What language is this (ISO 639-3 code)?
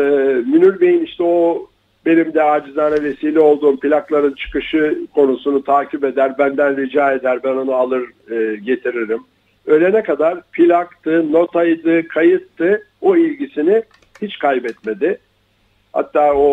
tur